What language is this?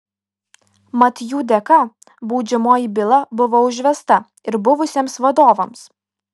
Lithuanian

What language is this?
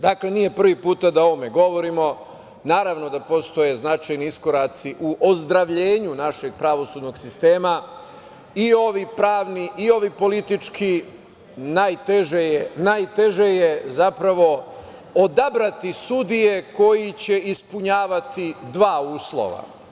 Serbian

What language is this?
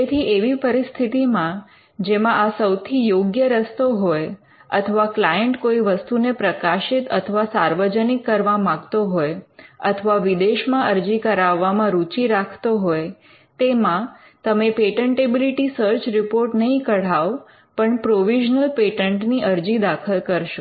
Gujarati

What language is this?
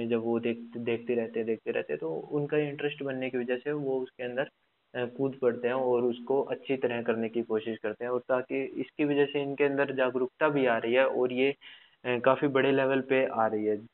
Hindi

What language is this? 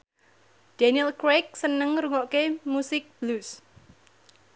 Javanese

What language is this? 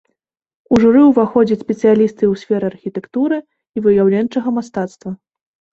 Belarusian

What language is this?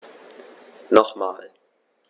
German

